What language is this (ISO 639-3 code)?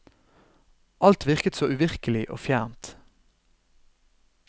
nor